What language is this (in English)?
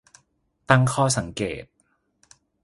Thai